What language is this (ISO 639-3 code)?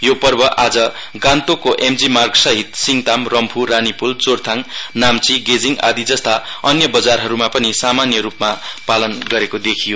nep